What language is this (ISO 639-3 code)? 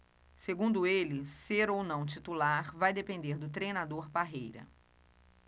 por